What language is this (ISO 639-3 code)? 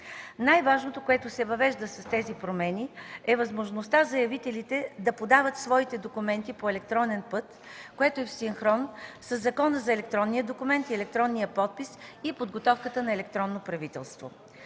bul